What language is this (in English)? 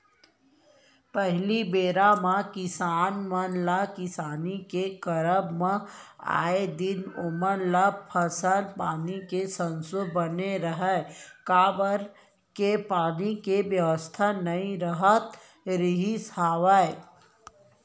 Chhattisgarhi